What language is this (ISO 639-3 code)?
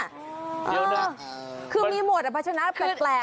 tha